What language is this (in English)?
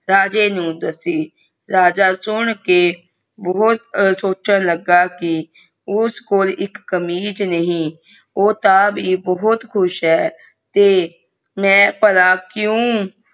Punjabi